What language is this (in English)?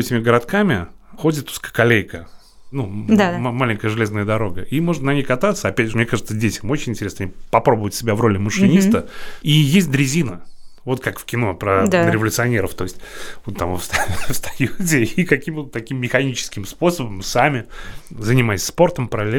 Russian